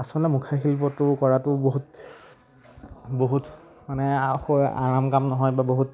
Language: Assamese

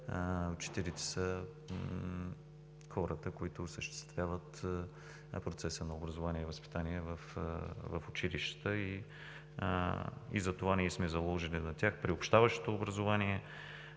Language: Bulgarian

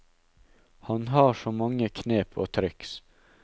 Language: Norwegian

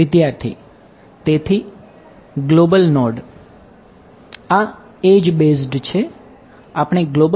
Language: Gujarati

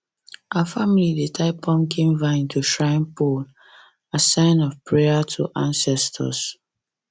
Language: Nigerian Pidgin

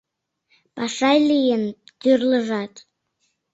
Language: Mari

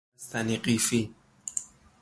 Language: Persian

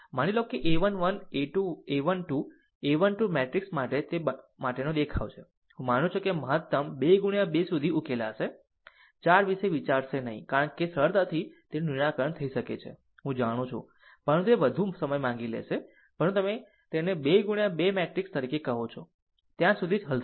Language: Gujarati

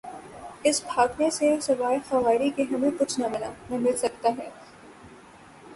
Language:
Urdu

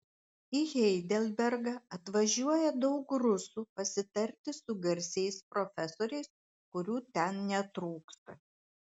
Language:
Lithuanian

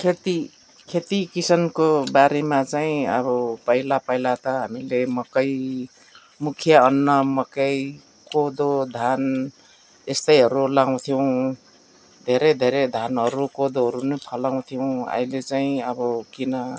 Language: Nepali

